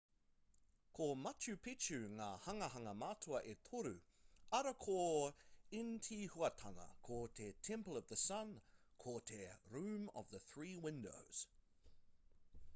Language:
Māori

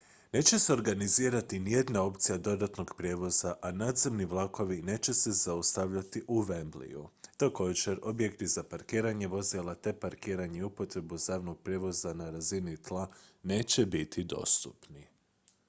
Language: Croatian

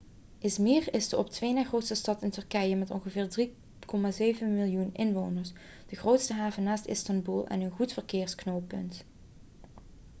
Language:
Dutch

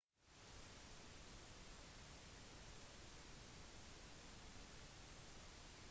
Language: Norwegian Bokmål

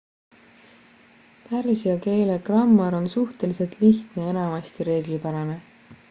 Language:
Estonian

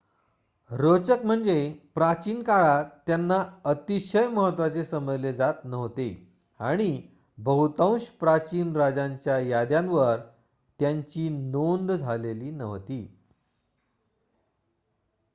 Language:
Marathi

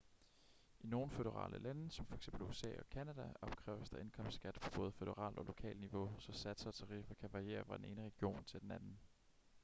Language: Danish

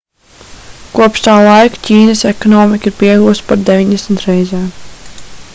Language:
Latvian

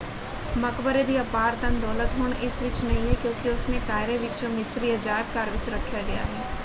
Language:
Punjabi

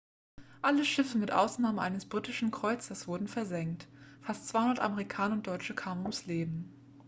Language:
German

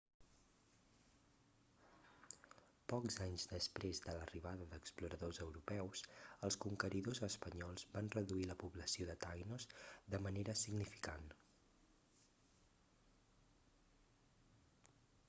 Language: Catalan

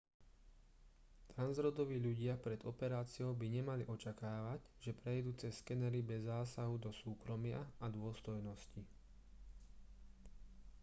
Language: Slovak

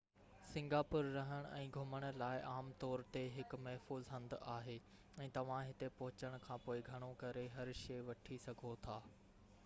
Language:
Sindhi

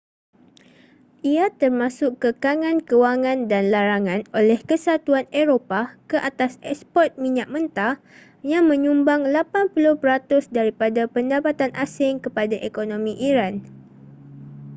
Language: Malay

